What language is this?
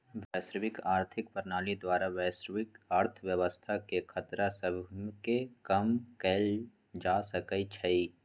Magahi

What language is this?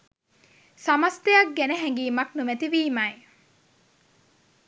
Sinhala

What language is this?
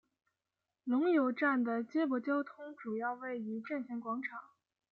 Chinese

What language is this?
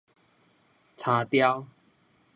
Min Nan Chinese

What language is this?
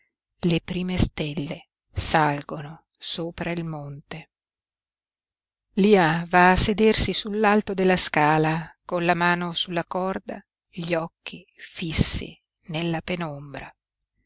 Italian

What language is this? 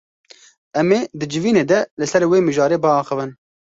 Kurdish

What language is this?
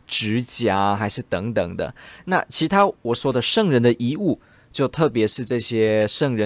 Chinese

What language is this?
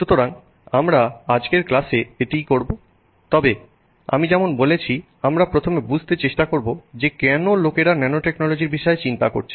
Bangla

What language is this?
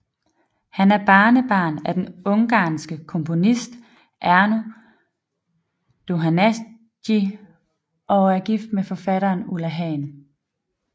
Danish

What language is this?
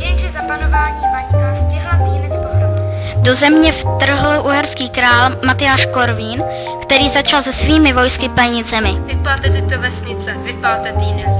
Czech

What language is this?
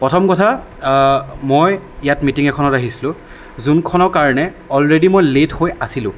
Assamese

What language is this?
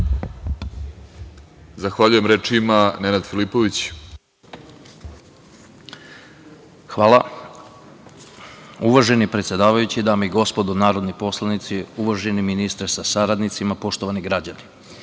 Serbian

